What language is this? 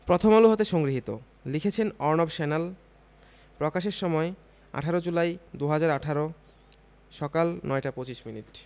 Bangla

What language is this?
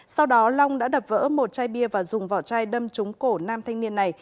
Vietnamese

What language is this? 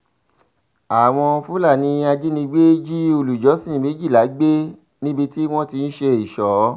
Yoruba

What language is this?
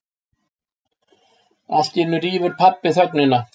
Icelandic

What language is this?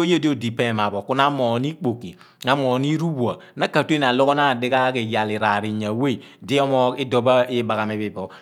Abua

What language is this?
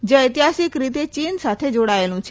Gujarati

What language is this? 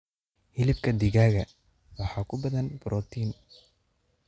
Somali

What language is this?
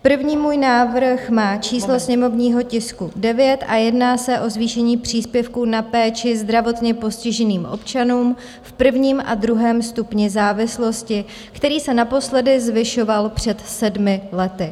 Czech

